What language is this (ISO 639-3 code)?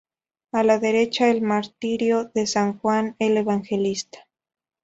spa